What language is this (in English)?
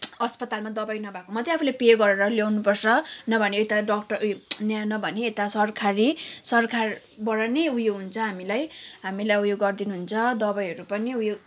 Nepali